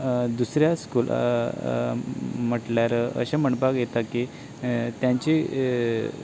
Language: Konkani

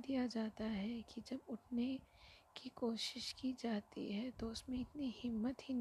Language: Hindi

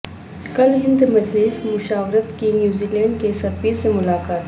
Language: Urdu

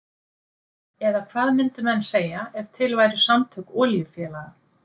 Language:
Icelandic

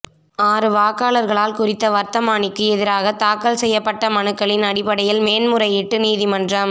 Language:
Tamil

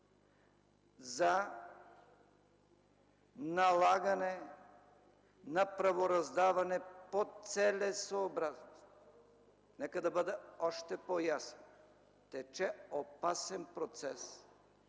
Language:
Bulgarian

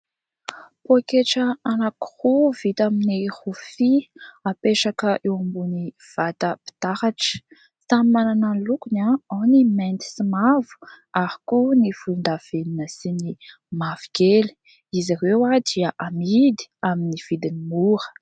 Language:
Malagasy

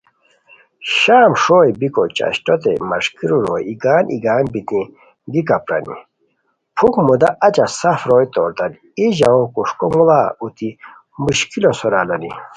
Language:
Khowar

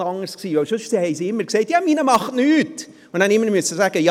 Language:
Swiss German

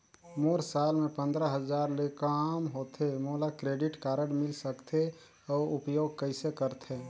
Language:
Chhattisgarhi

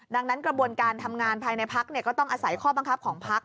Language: Thai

